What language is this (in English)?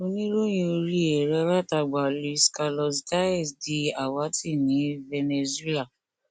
Yoruba